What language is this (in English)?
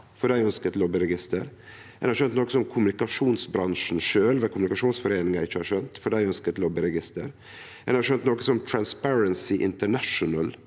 Norwegian